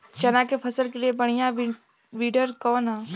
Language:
Bhojpuri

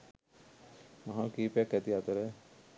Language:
Sinhala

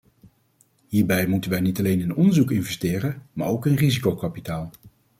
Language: Dutch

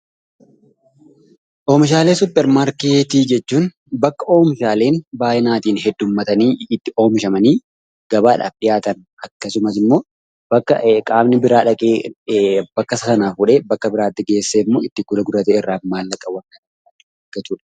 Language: Oromo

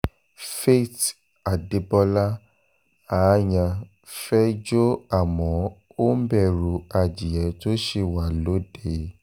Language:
Yoruba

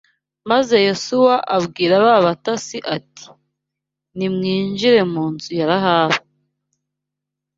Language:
Kinyarwanda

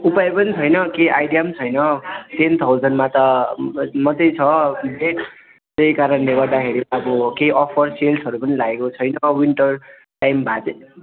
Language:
Nepali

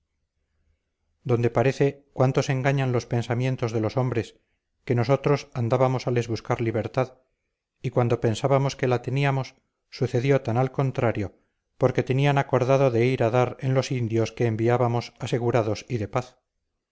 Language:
Spanish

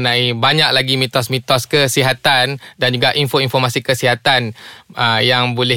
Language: Malay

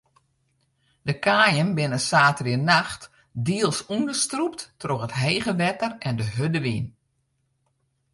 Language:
Western Frisian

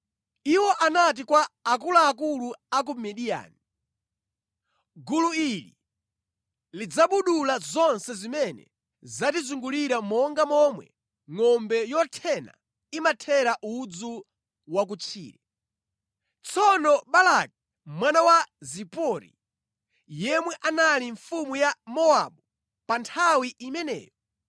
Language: Nyanja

